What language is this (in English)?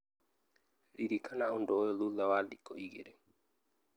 Kikuyu